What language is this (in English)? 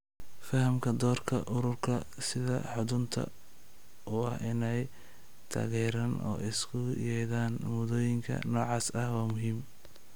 Somali